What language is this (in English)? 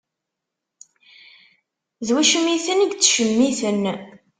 Kabyle